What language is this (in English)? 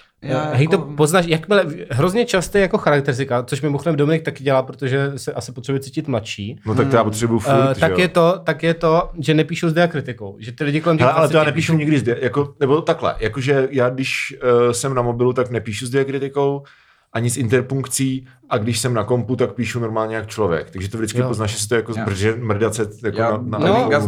Czech